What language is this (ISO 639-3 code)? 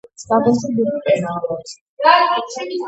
kat